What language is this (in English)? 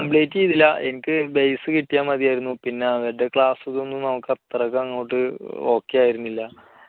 Malayalam